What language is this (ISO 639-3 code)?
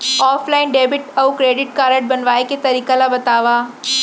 hne